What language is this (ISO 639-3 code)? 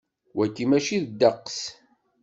kab